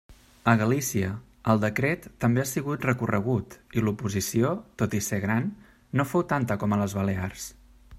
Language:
Catalan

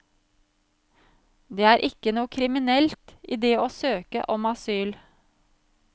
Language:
Norwegian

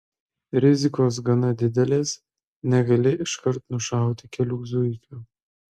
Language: Lithuanian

